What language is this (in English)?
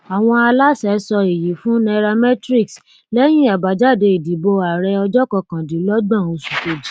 Yoruba